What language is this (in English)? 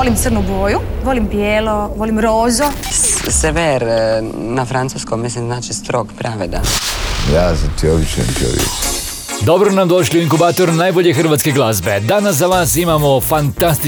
Croatian